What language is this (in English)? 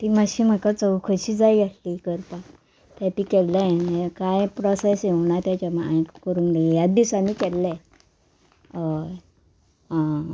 Konkani